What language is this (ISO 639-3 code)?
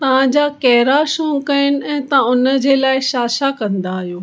snd